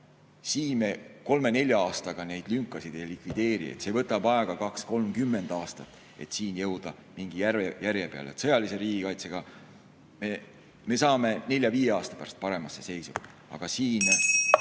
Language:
Estonian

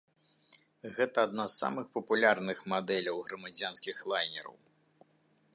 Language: Belarusian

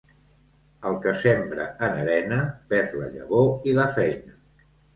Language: Catalan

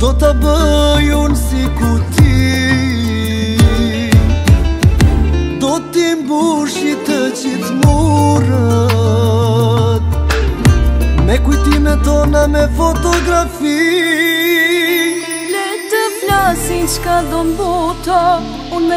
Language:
Turkish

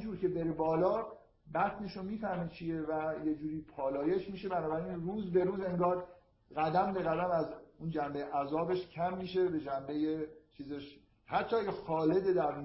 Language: Persian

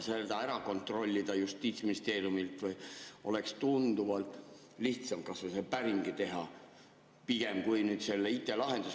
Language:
Estonian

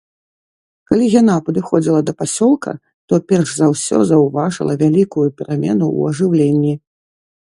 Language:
Belarusian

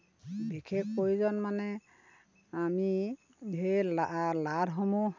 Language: Assamese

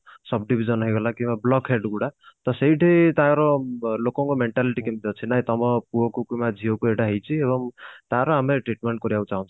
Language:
Odia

